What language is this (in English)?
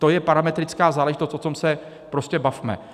Czech